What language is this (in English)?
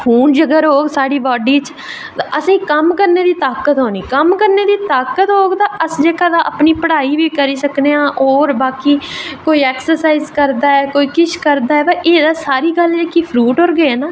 Dogri